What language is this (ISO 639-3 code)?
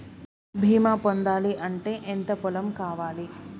tel